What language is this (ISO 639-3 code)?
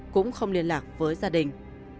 vie